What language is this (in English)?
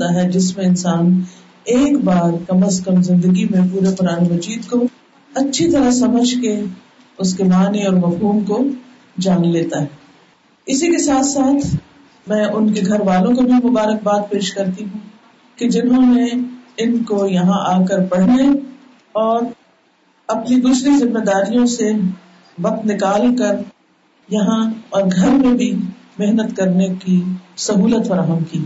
Urdu